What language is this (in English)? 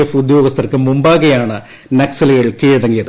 Malayalam